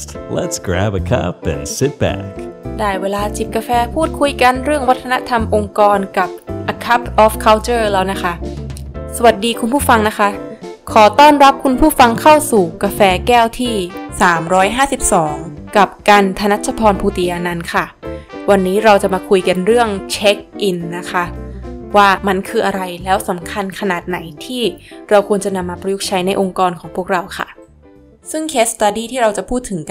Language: Thai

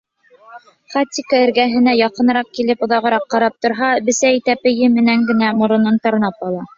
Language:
Bashkir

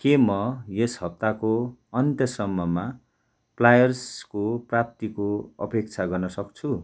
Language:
Nepali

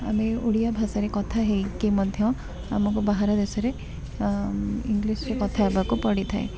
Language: Odia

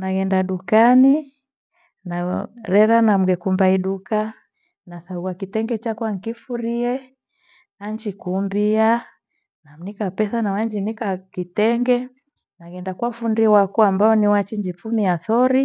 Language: Gweno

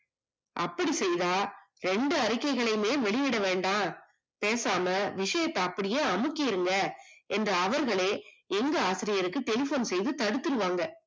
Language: Tamil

